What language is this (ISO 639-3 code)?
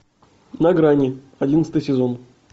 rus